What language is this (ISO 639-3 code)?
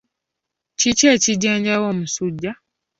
lug